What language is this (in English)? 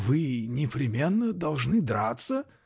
Russian